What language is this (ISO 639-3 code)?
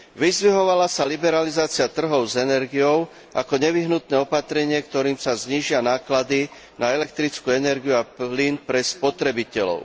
slk